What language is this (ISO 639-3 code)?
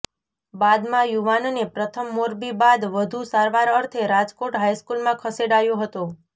guj